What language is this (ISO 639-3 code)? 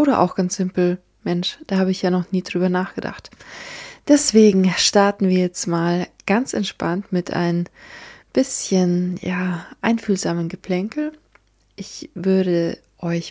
deu